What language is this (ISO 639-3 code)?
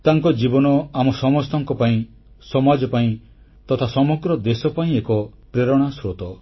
ori